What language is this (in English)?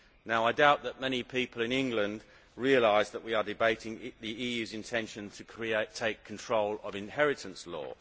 English